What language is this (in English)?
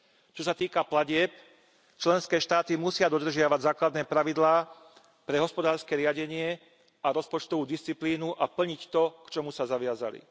Slovak